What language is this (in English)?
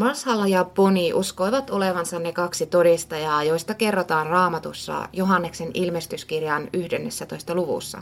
Finnish